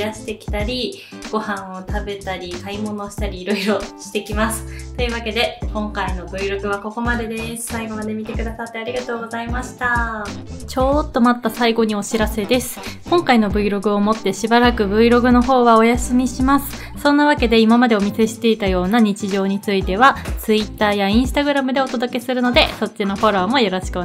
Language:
Japanese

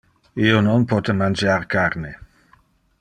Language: Interlingua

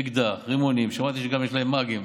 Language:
Hebrew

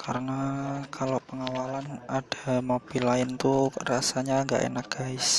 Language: Indonesian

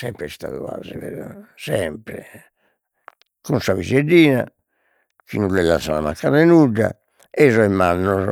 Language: Sardinian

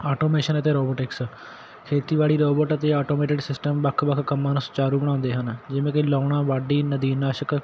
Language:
Punjabi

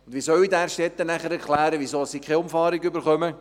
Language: Swiss German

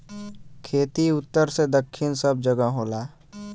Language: Bhojpuri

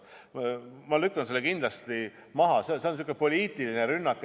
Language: Estonian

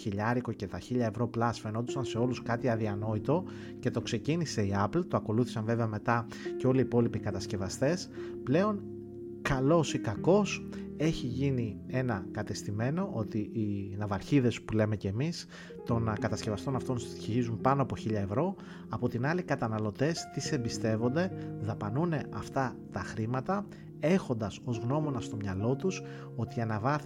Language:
Greek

